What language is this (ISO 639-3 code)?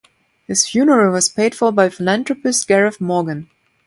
eng